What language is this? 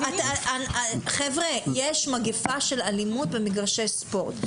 Hebrew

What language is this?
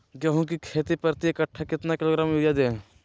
Magahi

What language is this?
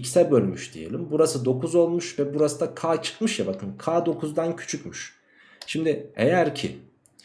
Turkish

